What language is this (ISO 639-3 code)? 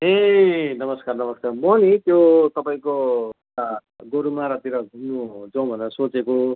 nep